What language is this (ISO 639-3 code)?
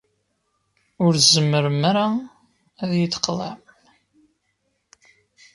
kab